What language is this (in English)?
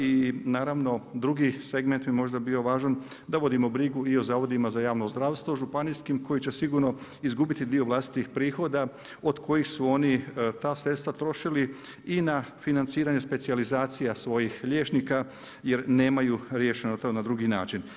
Croatian